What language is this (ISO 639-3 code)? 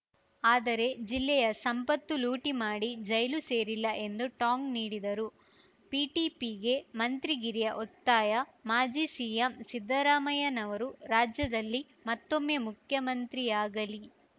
kan